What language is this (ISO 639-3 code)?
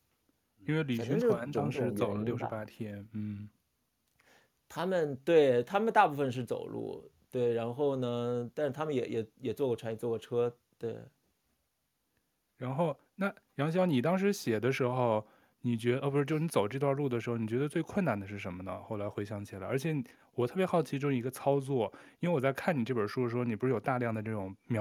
zho